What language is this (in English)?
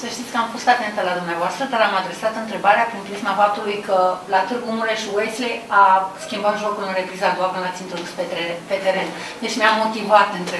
Romanian